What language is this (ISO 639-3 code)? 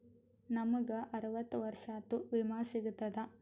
kan